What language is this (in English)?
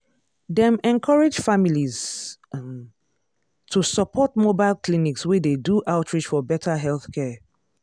Nigerian Pidgin